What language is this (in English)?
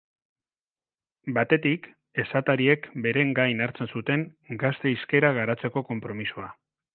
Basque